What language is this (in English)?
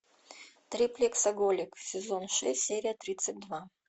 Russian